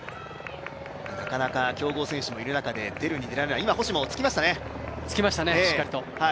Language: Japanese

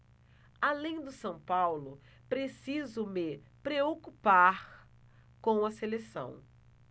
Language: Portuguese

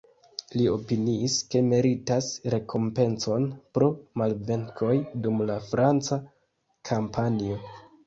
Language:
Esperanto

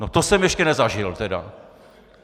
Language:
Czech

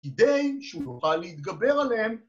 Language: Hebrew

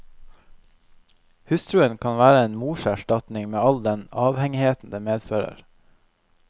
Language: Norwegian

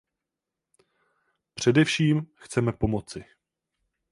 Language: Czech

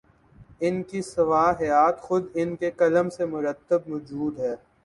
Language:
Urdu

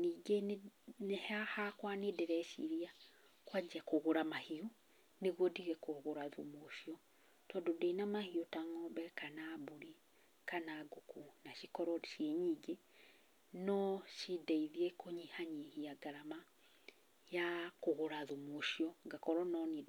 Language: Kikuyu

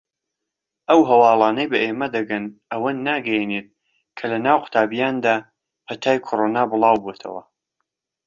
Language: Central Kurdish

